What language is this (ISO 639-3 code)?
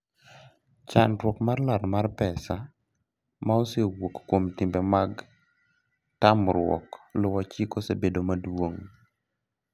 luo